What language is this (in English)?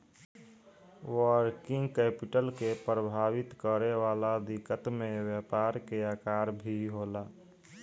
Bhojpuri